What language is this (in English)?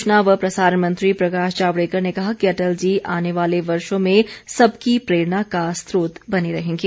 Hindi